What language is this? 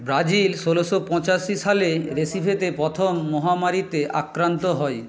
Bangla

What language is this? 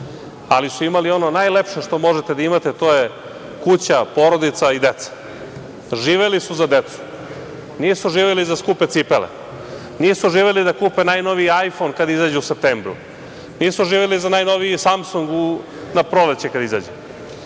Serbian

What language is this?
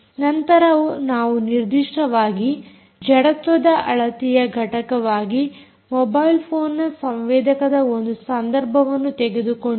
Kannada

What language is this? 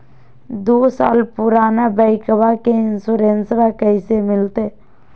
Magahi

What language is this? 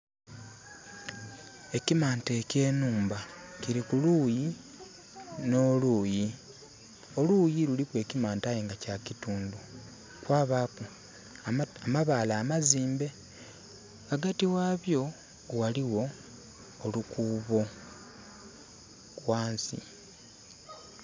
Soga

